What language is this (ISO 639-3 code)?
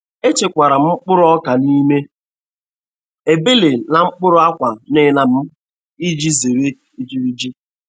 ibo